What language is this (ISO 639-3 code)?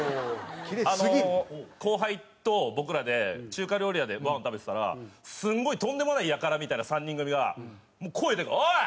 jpn